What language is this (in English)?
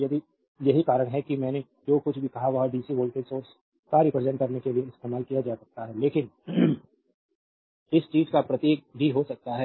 Hindi